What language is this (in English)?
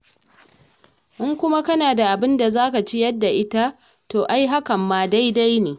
Hausa